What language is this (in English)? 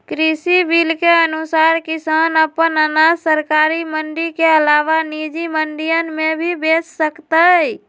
Magahi